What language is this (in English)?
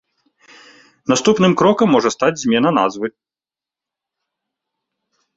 Belarusian